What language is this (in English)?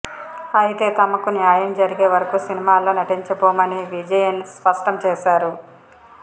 Telugu